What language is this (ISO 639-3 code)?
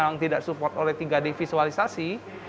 ind